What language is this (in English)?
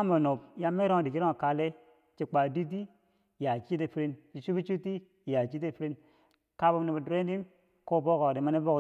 Bangwinji